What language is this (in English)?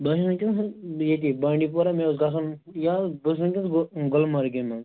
Kashmiri